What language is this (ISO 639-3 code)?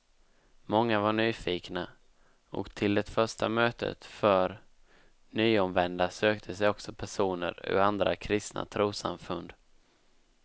swe